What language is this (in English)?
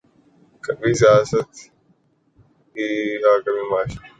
Urdu